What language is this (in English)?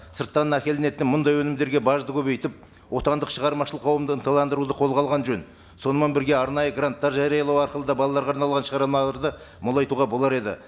Kazakh